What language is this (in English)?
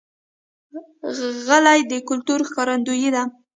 Pashto